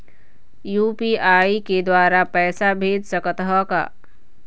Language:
Chhattisgarhi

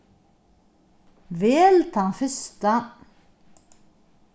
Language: Faroese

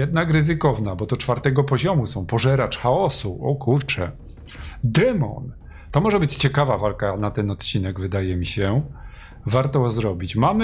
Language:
Polish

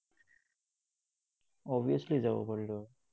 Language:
Assamese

